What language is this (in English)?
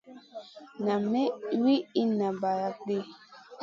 Masana